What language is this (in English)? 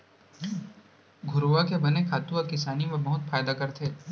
Chhattisgarhi